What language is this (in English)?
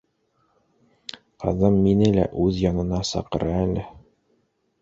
Bashkir